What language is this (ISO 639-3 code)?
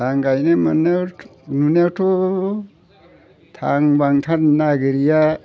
brx